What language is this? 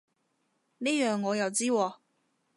Cantonese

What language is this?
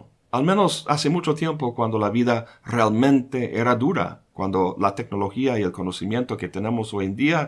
Spanish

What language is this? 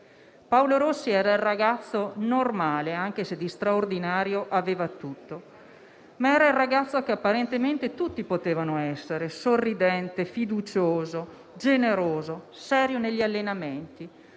Italian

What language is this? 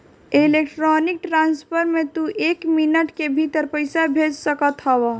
Bhojpuri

